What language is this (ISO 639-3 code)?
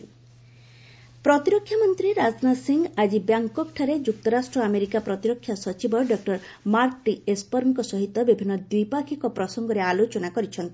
ori